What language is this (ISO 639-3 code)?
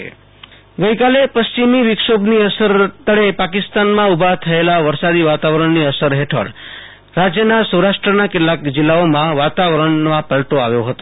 guj